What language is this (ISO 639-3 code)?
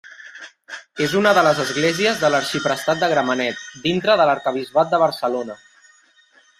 cat